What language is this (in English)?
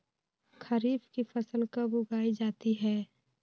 Magahi